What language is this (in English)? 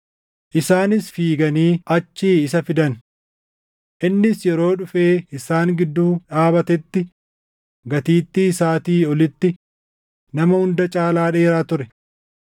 Oromo